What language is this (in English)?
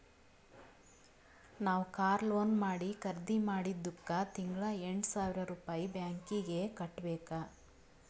Kannada